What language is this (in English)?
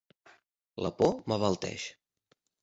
Catalan